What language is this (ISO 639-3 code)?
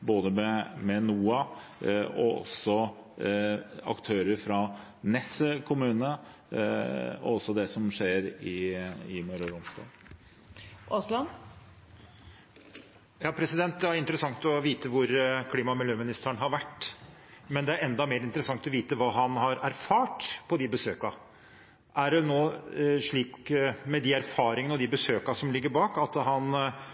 nor